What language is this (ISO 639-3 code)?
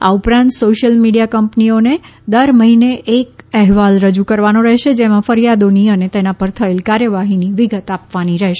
guj